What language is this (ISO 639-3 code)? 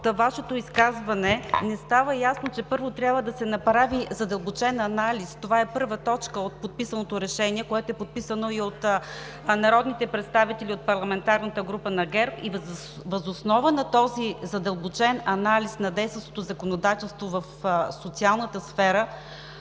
bul